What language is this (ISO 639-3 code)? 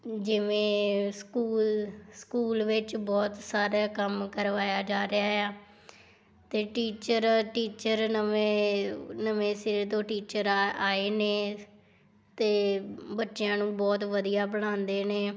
pan